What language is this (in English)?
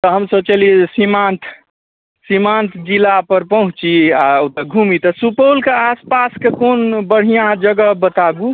Maithili